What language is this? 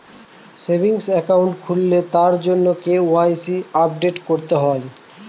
Bangla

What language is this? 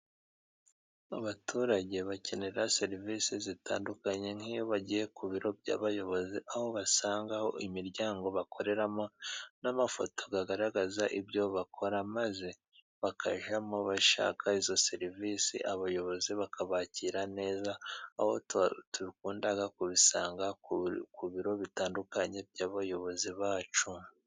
Kinyarwanda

